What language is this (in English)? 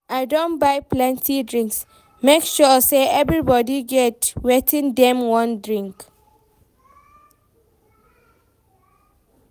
Nigerian Pidgin